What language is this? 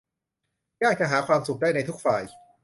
Thai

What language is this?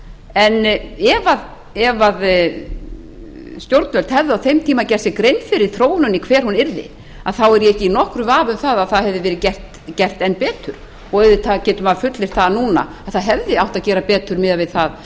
Icelandic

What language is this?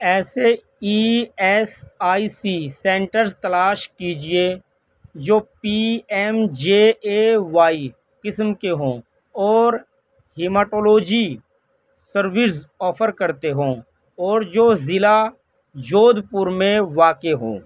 Urdu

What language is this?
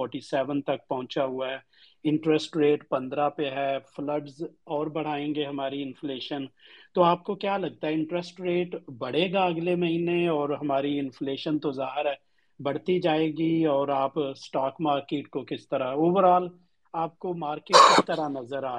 Urdu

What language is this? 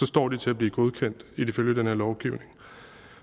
Danish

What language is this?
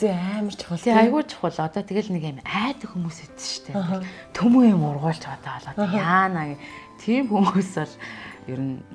Korean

